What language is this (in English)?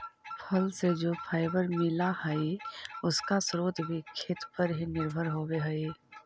Magahi